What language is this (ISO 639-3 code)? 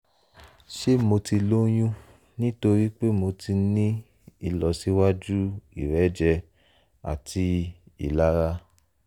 yor